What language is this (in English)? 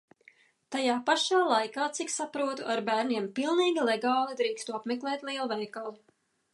Latvian